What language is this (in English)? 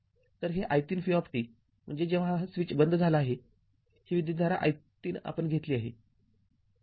Marathi